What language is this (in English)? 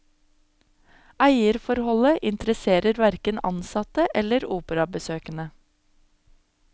Norwegian